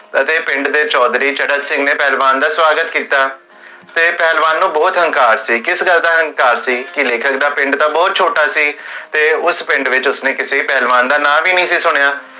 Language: Punjabi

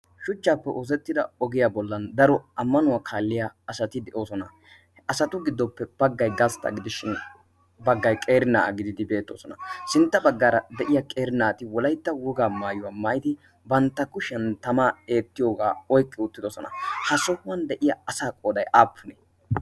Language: Wolaytta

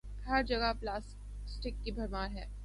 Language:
Urdu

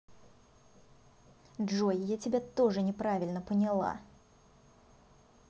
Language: Russian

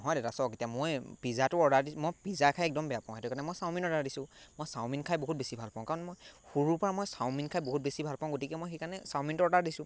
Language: Assamese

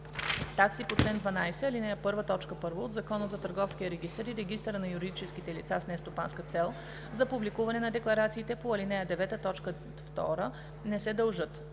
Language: Bulgarian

